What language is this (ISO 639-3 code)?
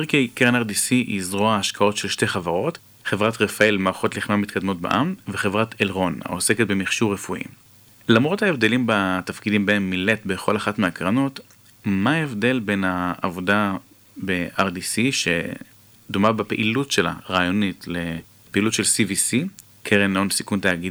heb